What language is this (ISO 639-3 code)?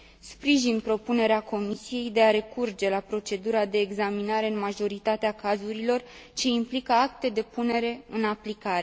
ron